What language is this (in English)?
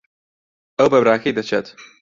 Central Kurdish